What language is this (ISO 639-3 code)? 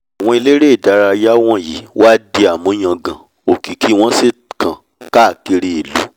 yor